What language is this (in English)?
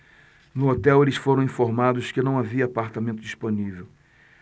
Portuguese